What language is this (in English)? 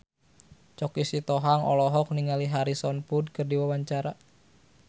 Sundanese